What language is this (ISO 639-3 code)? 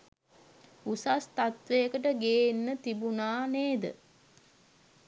sin